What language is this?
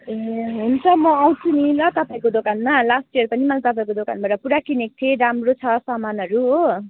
Nepali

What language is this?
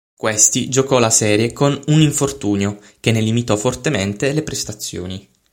Italian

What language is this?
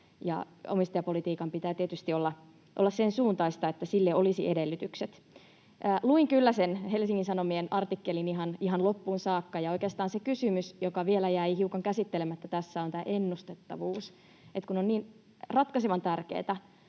Finnish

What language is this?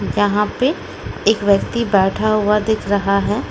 Hindi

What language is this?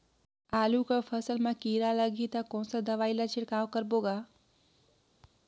Chhattisgarhi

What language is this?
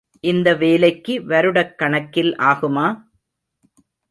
Tamil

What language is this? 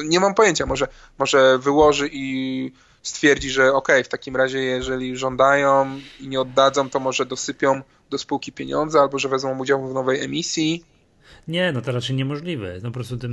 Polish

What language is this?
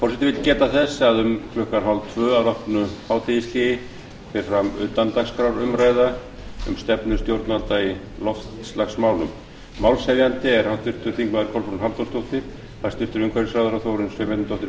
Icelandic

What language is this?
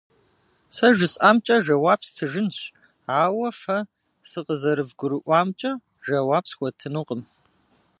Kabardian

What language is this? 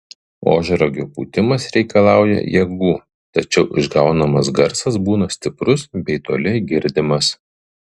Lithuanian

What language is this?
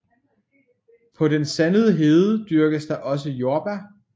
Danish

